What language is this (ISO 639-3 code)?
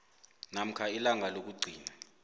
nbl